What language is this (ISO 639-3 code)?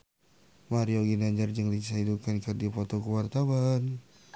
sun